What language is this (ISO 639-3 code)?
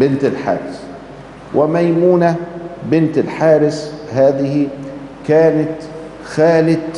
ara